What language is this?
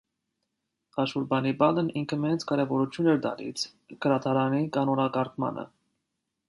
Armenian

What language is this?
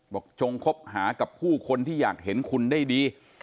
Thai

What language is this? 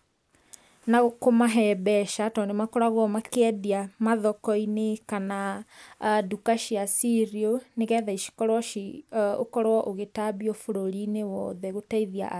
Kikuyu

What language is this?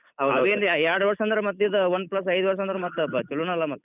Kannada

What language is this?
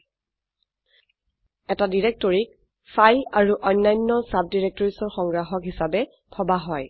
Assamese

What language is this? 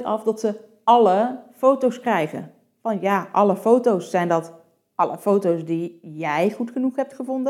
Dutch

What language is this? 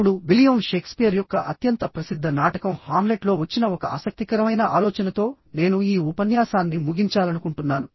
Telugu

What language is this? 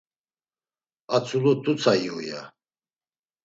Laz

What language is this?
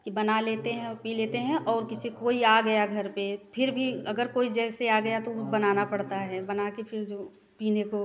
Hindi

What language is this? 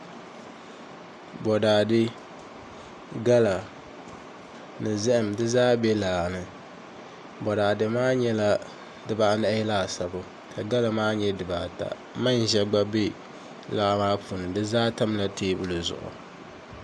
Dagbani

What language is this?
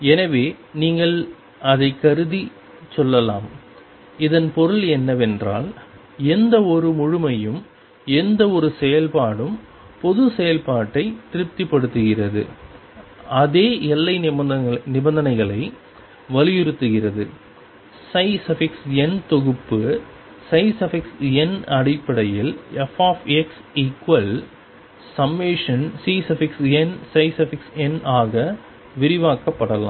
Tamil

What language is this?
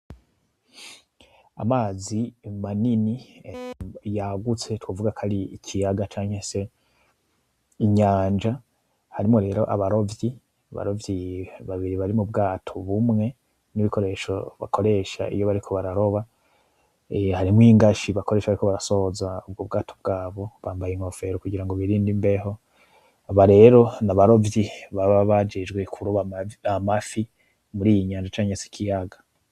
Rundi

